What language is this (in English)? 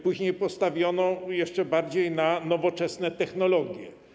Polish